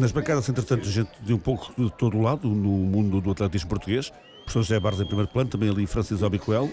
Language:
Portuguese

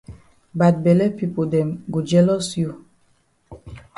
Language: Cameroon Pidgin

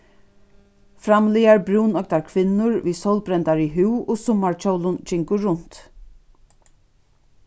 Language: Faroese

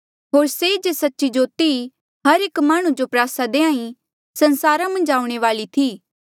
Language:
Mandeali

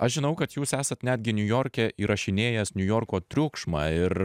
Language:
Lithuanian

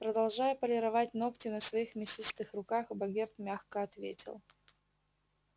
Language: Russian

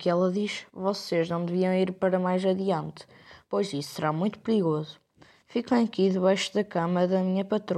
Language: Portuguese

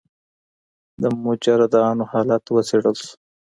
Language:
Pashto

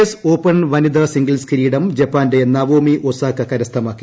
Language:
Malayalam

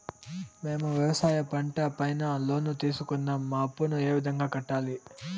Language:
Telugu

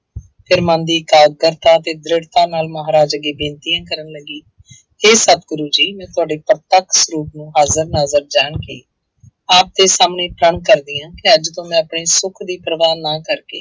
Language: Punjabi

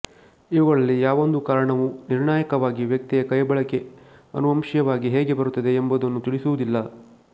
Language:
Kannada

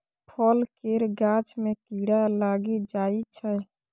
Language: Maithili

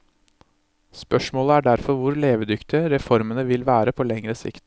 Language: Norwegian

